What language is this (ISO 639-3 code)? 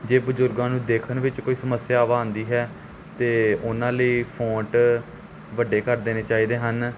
pan